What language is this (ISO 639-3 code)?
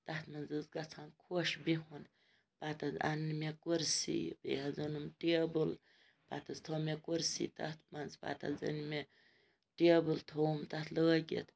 kas